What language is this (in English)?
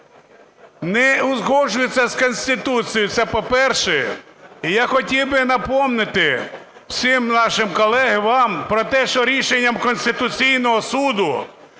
Ukrainian